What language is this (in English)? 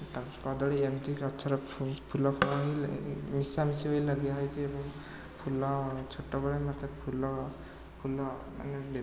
Odia